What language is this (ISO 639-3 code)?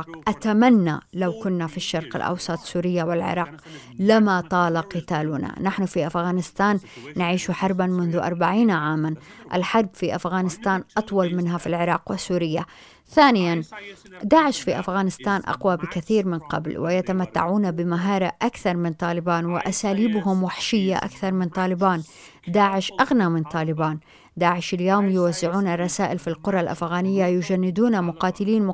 ara